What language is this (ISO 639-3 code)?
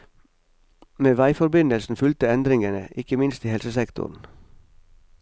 nor